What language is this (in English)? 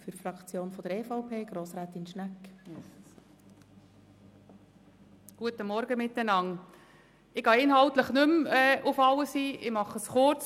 Swiss German